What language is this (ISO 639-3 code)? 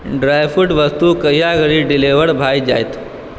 mai